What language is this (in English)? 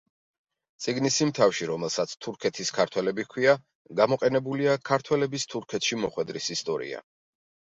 Georgian